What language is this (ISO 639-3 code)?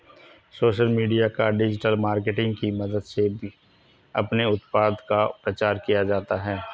hin